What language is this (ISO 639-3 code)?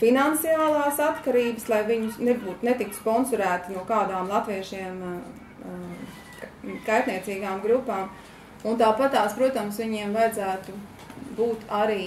lav